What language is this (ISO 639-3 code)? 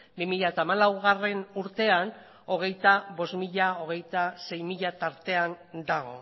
eus